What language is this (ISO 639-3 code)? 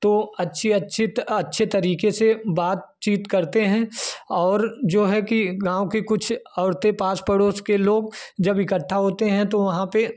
hin